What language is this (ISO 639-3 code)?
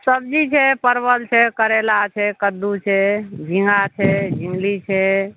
mai